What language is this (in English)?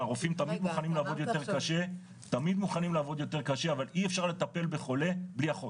Hebrew